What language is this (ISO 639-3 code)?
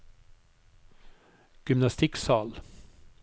nor